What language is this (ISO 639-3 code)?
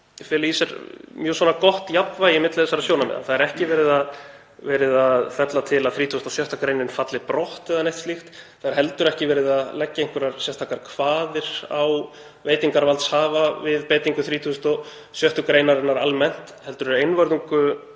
isl